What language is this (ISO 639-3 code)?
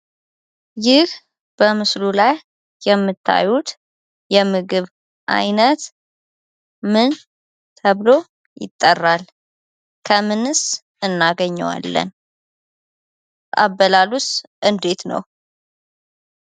amh